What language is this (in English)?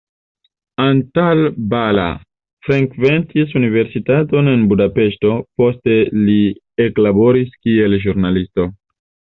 Esperanto